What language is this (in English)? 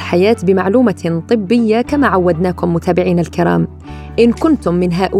Arabic